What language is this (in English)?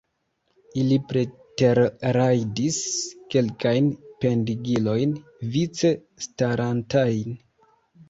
Esperanto